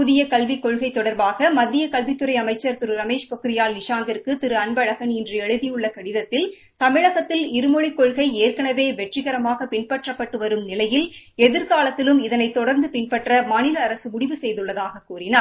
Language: Tamil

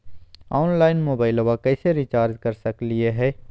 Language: Magahi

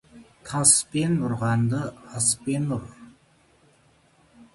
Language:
Kazakh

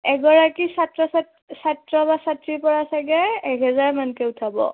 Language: Assamese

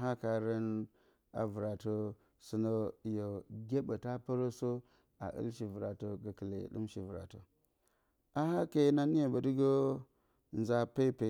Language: Bacama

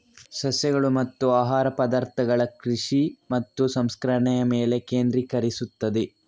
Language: Kannada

